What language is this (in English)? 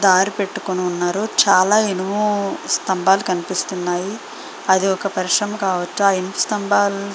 Telugu